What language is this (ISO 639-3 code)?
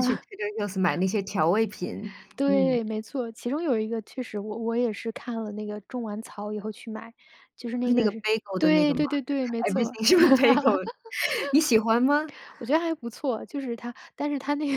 zho